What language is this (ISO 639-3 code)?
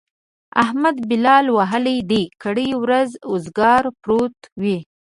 pus